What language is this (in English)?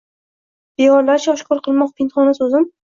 Uzbek